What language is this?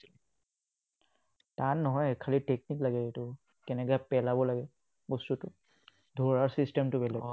Assamese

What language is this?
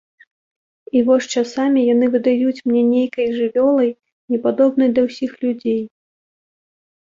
Belarusian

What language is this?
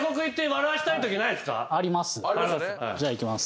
Japanese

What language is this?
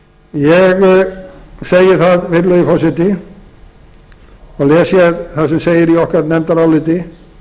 Icelandic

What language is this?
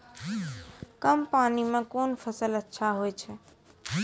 Maithili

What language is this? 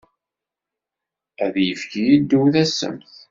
Kabyle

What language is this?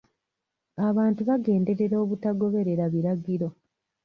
Ganda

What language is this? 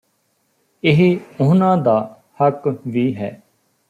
Punjabi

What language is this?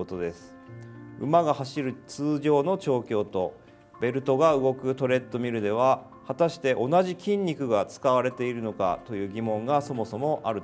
Japanese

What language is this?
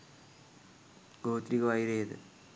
Sinhala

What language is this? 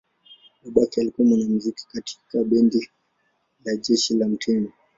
Swahili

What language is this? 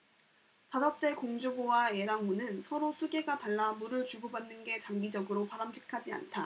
Korean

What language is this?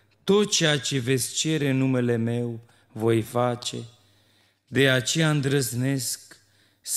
Romanian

